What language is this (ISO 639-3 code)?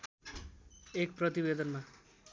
nep